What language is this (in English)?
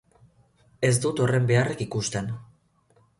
Basque